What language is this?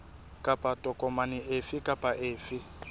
Southern Sotho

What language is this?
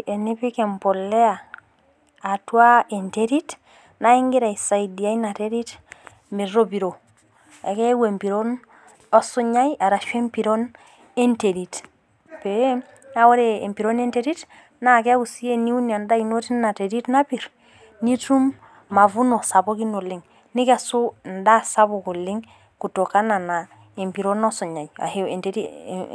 Masai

